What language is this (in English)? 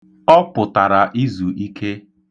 Igbo